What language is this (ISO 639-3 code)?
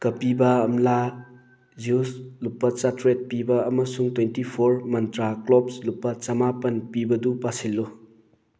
mni